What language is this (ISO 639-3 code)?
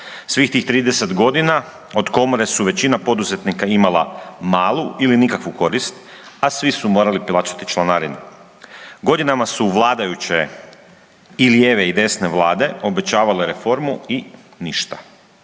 hrv